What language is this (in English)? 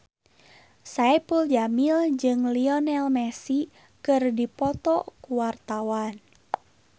Sundanese